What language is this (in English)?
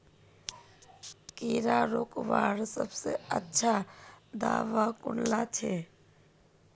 Magahi